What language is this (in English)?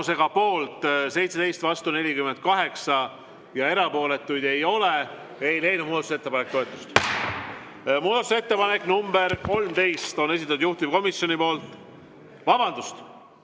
Estonian